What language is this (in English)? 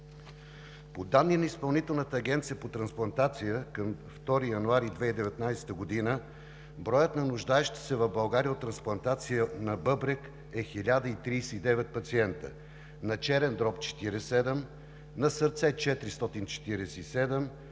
Bulgarian